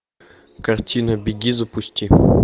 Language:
Russian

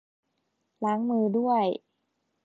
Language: Thai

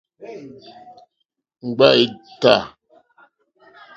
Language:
Mokpwe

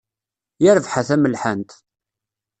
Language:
Kabyle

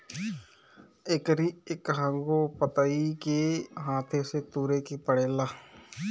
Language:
Bhojpuri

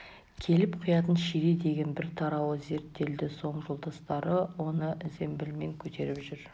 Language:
Kazakh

